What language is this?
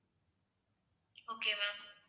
Tamil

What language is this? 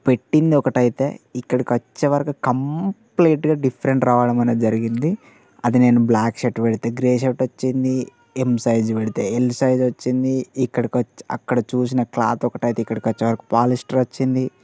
Telugu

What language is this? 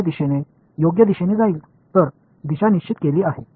Tamil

